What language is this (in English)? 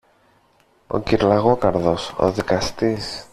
Greek